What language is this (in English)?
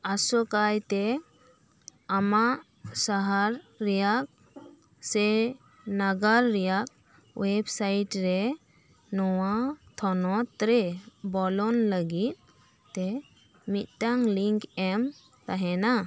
Santali